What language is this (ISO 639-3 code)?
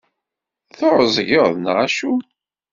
kab